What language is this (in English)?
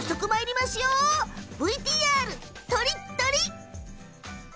Japanese